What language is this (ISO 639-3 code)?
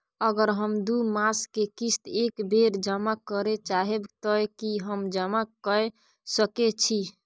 mai